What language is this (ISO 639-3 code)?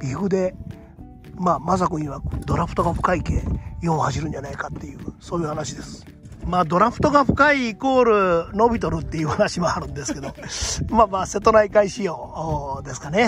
jpn